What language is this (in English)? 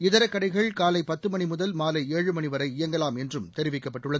Tamil